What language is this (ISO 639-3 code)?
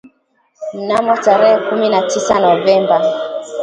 swa